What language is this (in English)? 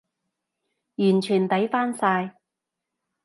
Cantonese